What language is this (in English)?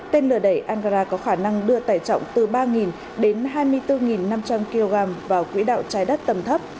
Vietnamese